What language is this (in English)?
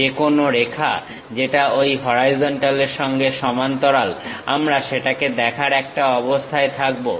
Bangla